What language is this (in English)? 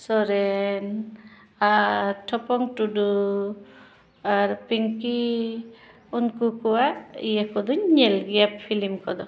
Santali